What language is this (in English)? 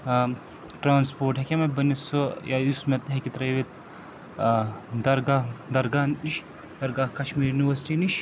Kashmiri